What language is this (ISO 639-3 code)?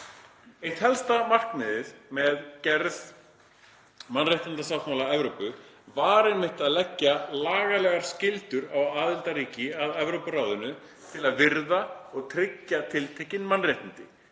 isl